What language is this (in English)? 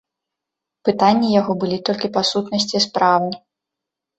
Belarusian